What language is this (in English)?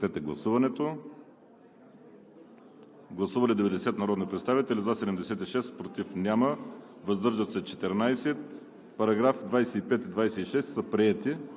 Bulgarian